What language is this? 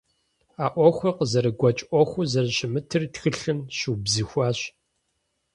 Kabardian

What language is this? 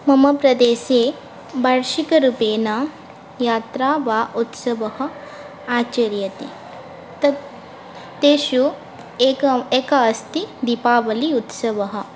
Sanskrit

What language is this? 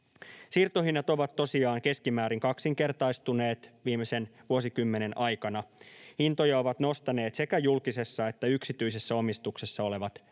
Finnish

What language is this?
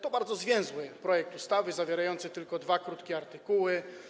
Polish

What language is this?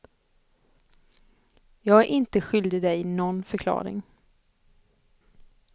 Swedish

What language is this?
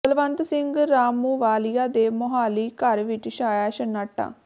Punjabi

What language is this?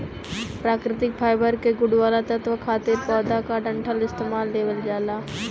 Bhojpuri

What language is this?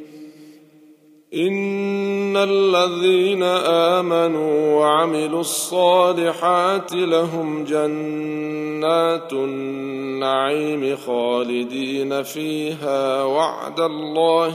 Arabic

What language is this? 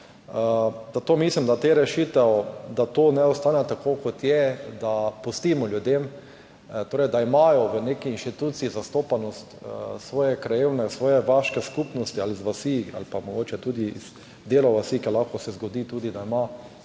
Slovenian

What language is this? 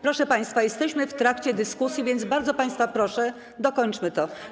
Polish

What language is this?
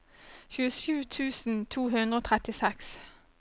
Norwegian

